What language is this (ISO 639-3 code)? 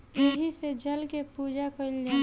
bho